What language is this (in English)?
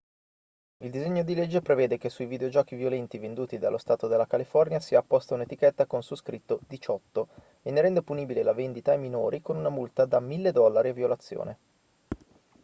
Italian